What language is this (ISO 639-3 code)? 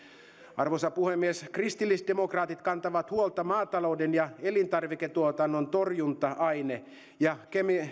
fin